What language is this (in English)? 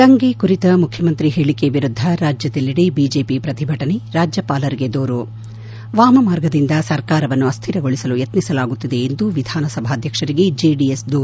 Kannada